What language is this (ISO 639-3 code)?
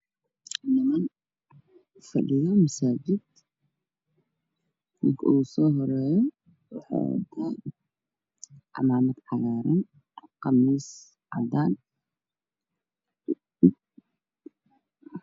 som